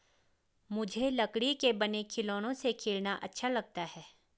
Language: Hindi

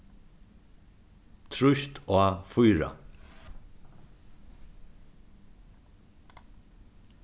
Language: Faroese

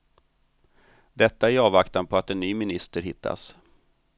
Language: Swedish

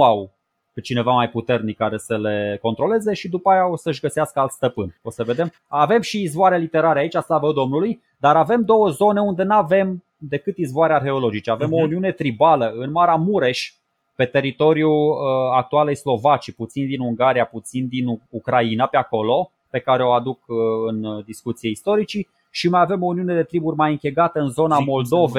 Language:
Romanian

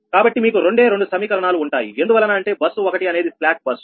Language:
Telugu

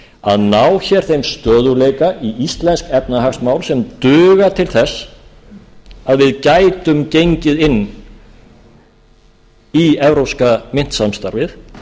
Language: Icelandic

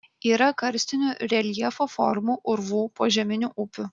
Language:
Lithuanian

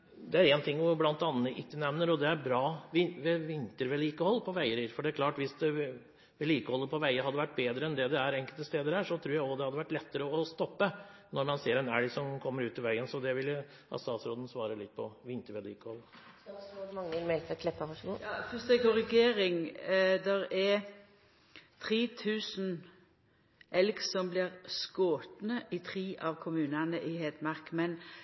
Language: Norwegian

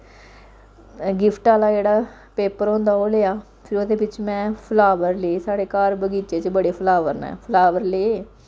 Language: Dogri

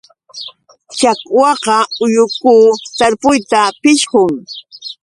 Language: Yauyos Quechua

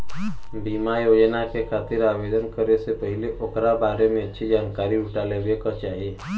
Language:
Bhojpuri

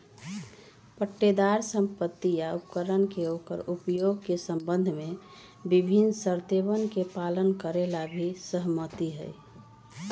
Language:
Magahi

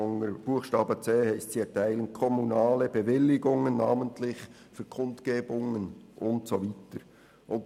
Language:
Swiss German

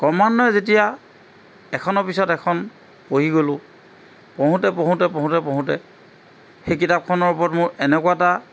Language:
Assamese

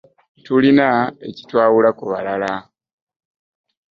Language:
Ganda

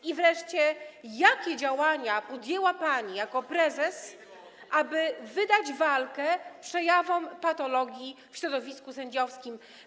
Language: Polish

